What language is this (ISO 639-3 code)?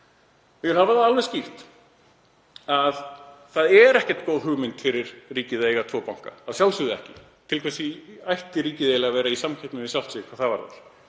isl